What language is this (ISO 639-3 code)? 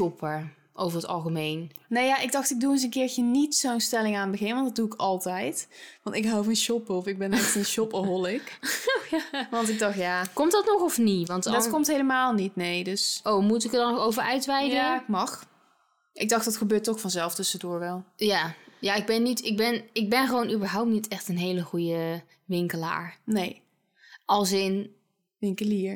nld